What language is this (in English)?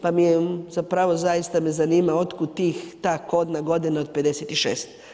Croatian